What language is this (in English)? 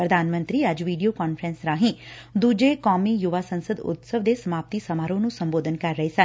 Punjabi